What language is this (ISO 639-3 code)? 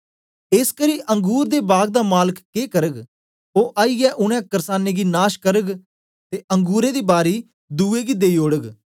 doi